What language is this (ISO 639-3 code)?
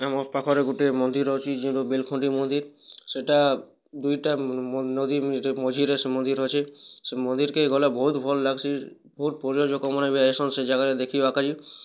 ori